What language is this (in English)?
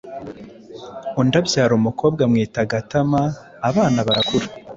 Kinyarwanda